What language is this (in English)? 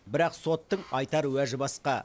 Kazakh